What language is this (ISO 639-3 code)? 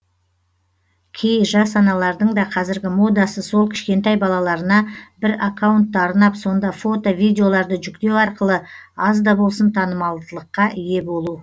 kaz